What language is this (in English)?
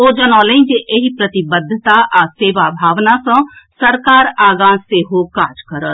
Maithili